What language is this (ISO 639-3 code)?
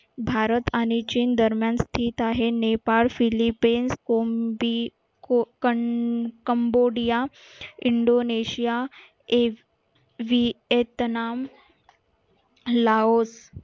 mar